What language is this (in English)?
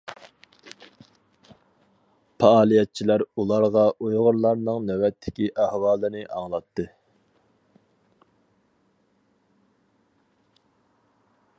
Uyghur